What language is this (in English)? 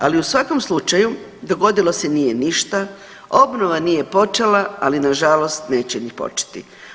Croatian